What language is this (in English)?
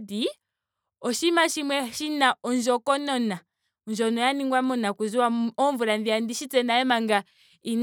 Ndonga